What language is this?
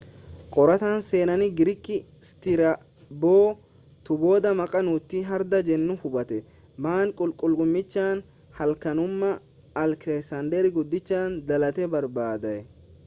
Oromo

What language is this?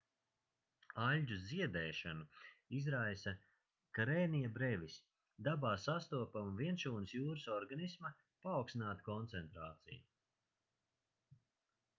Latvian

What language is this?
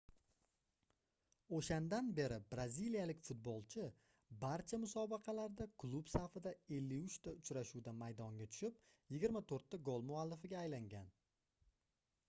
Uzbek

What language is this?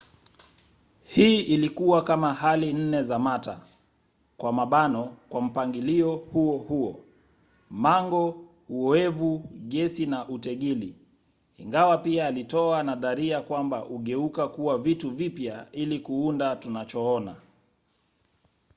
Swahili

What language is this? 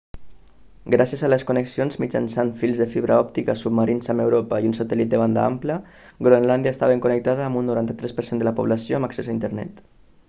Catalan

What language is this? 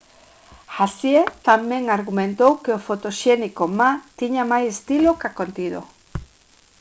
Galician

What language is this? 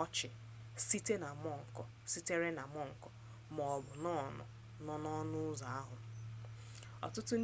Igbo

